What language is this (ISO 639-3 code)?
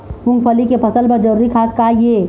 hne